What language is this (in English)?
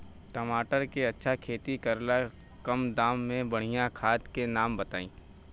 Bhojpuri